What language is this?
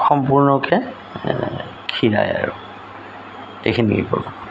Assamese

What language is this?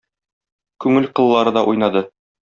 Tatar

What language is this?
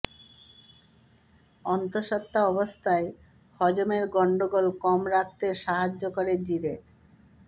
Bangla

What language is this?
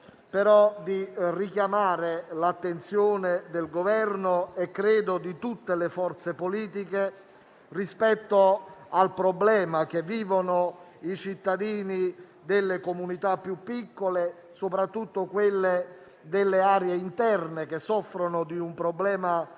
Italian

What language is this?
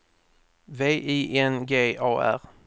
Swedish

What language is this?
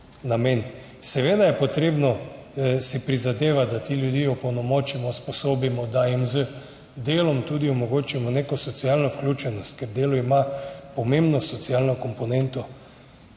Slovenian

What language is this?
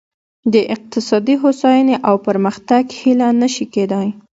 Pashto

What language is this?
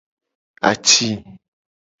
Gen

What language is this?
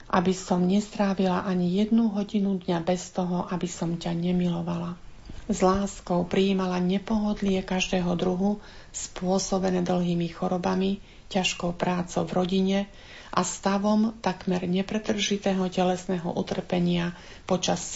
Slovak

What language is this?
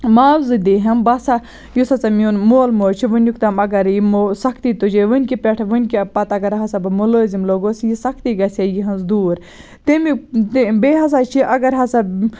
Kashmiri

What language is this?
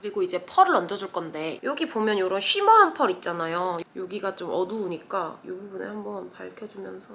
Korean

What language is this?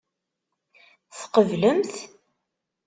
Kabyle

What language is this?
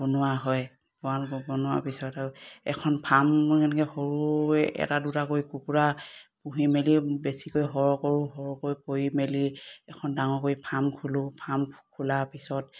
Assamese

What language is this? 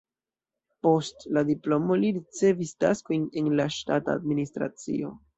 Esperanto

